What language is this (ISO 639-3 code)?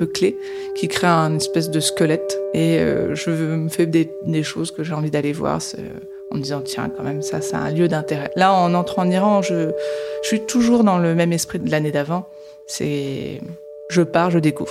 fra